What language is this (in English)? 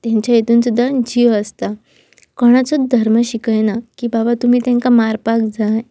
Konkani